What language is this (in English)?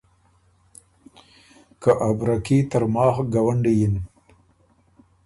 Ormuri